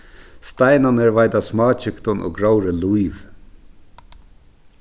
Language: Faroese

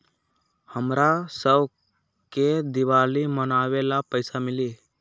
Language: Magahi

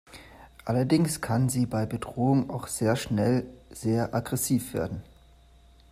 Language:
German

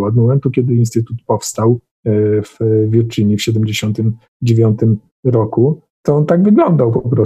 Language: Polish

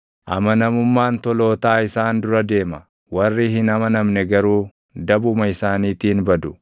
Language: Oromo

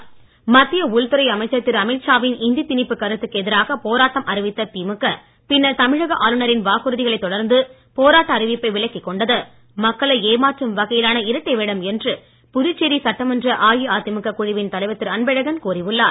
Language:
Tamil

